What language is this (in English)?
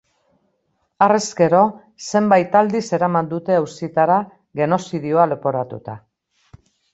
Basque